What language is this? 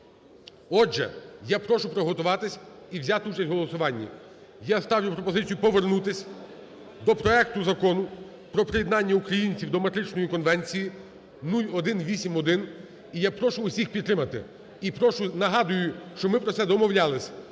Ukrainian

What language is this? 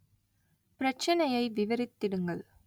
Tamil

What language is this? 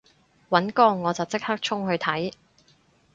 Cantonese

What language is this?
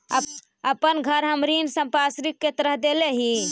Magahi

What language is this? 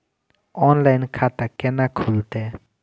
Maithili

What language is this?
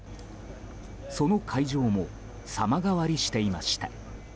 Japanese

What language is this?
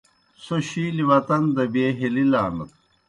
Kohistani Shina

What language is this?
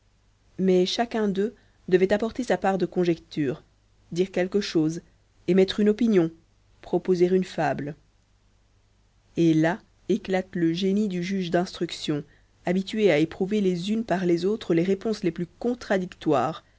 French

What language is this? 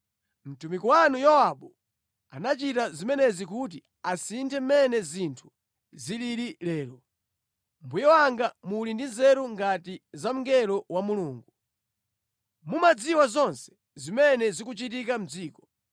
Nyanja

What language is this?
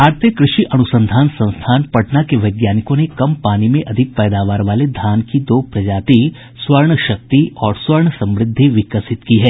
Hindi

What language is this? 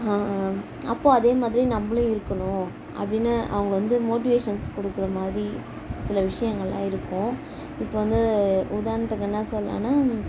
Tamil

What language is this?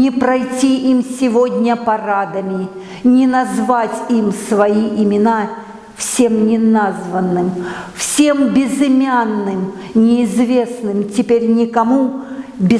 Russian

